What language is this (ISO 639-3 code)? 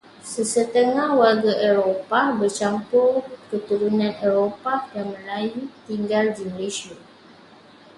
msa